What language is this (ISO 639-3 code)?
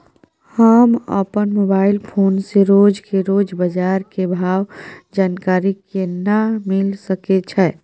mai